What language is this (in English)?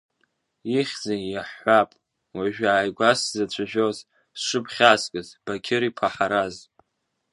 Abkhazian